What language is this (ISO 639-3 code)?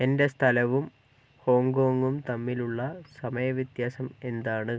mal